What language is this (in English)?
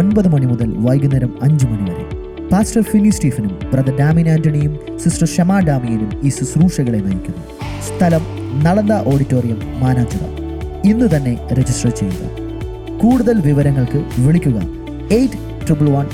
Malayalam